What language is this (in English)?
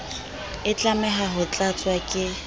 Southern Sotho